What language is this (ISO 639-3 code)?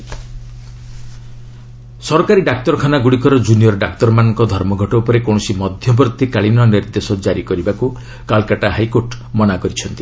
ori